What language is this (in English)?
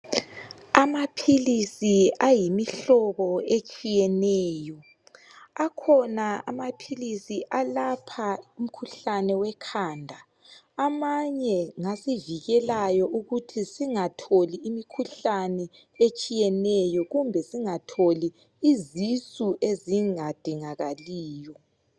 North Ndebele